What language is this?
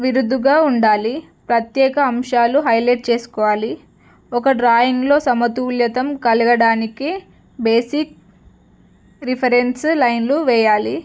Telugu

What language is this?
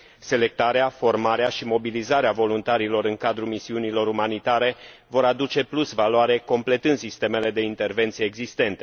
Romanian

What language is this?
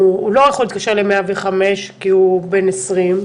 Hebrew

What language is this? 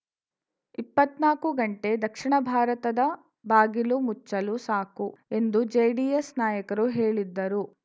Kannada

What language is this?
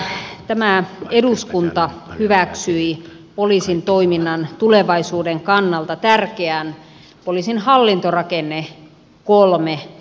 Finnish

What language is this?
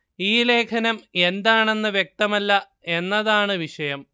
Malayalam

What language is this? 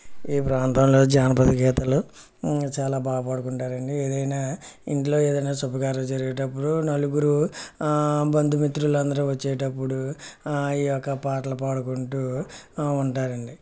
Telugu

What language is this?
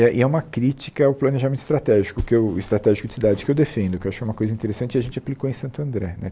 Portuguese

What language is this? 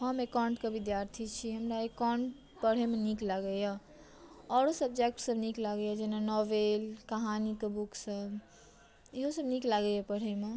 Maithili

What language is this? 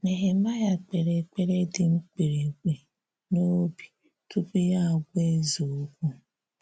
Igbo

